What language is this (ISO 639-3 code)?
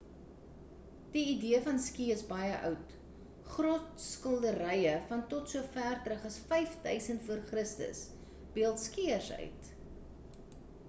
afr